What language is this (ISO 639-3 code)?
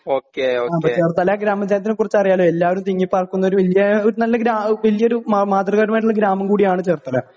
mal